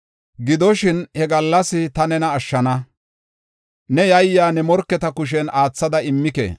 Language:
Gofa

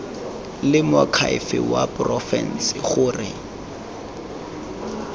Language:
Tswana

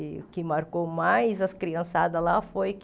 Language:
Portuguese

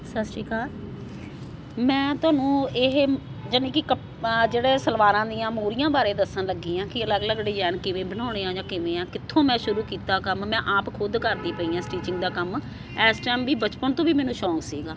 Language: Punjabi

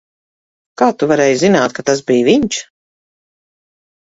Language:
Latvian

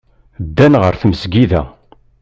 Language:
Kabyle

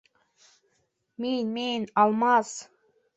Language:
Bashkir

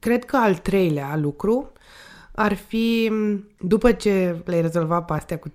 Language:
Romanian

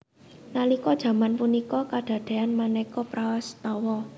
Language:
Javanese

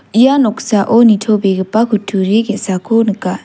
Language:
Garo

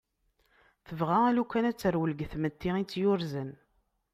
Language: Kabyle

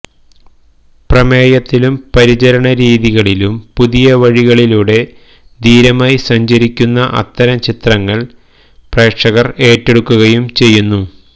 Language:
Malayalam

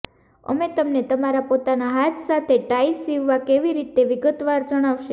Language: Gujarati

